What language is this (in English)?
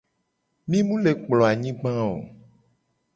Gen